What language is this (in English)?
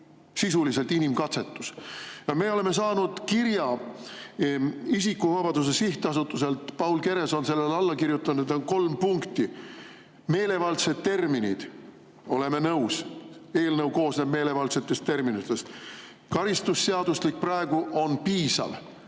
Estonian